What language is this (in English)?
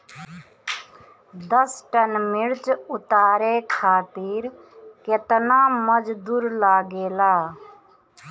Bhojpuri